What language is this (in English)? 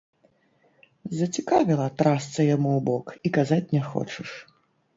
Belarusian